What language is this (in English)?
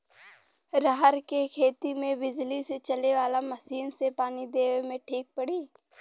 Bhojpuri